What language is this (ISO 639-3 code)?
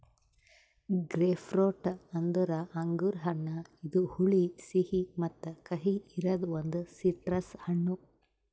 kan